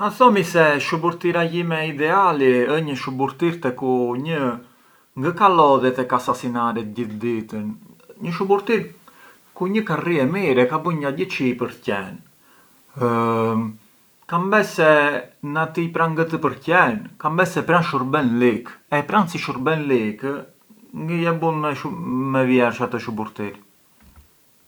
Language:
Arbëreshë Albanian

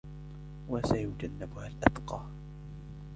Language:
Arabic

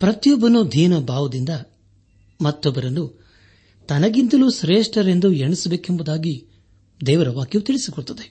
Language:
Kannada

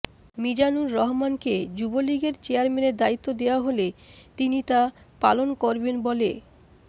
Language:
Bangla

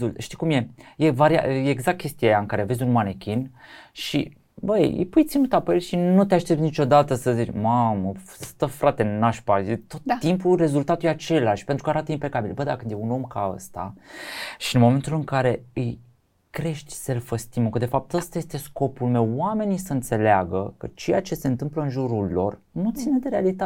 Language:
Romanian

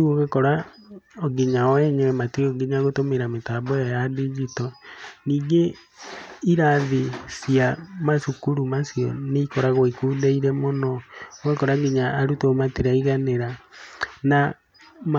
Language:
Kikuyu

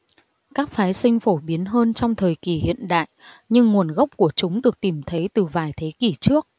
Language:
Vietnamese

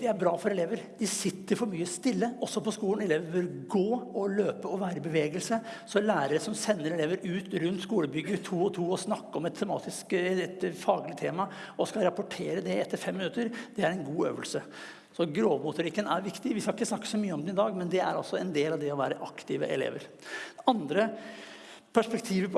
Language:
Norwegian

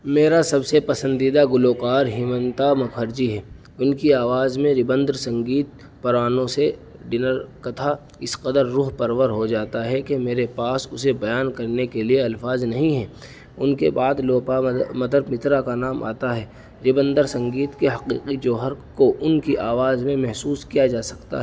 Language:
Urdu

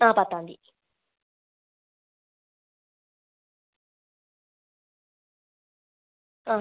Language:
Malayalam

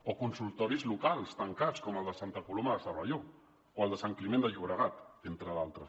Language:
Catalan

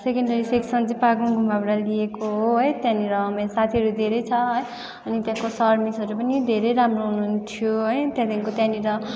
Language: Nepali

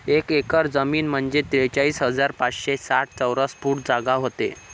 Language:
Marathi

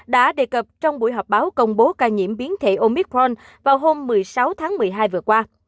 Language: Vietnamese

